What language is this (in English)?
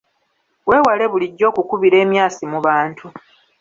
Ganda